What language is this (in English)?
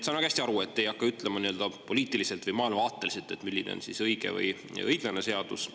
Estonian